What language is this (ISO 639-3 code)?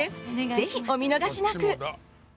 jpn